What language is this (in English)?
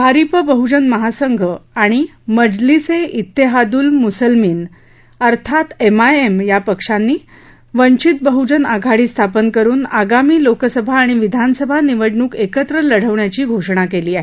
Marathi